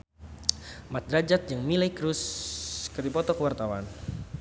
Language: Sundanese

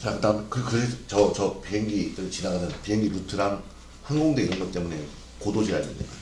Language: Korean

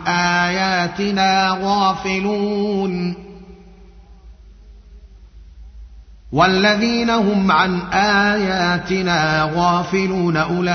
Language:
Arabic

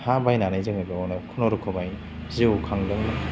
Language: Bodo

